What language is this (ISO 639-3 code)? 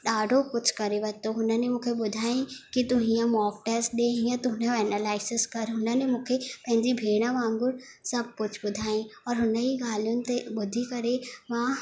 snd